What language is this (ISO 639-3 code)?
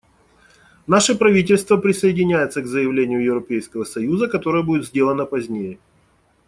rus